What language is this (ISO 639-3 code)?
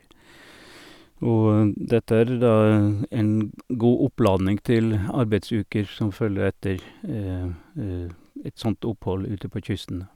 nor